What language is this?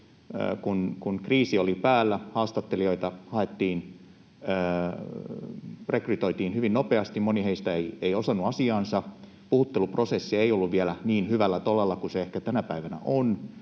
Finnish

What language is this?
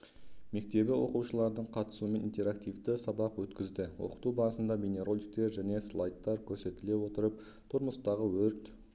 Kazakh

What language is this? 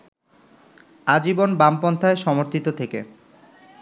Bangla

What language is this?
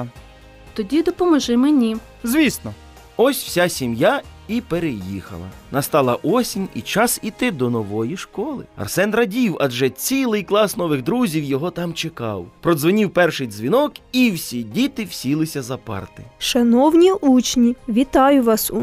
Ukrainian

